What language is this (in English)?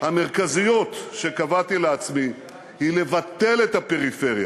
Hebrew